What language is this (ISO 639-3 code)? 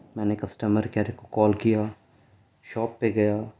urd